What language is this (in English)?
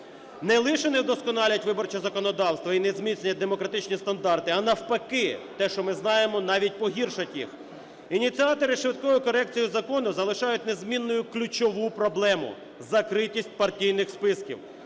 Ukrainian